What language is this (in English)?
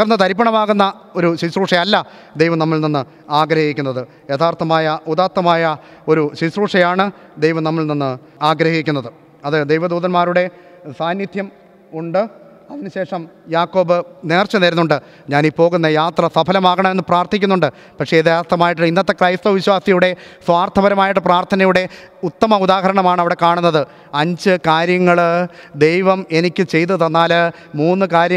Malayalam